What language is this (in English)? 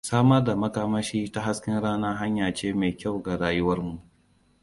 Hausa